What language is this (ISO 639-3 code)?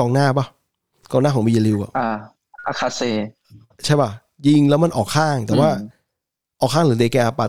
tha